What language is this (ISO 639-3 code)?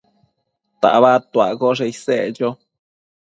mcf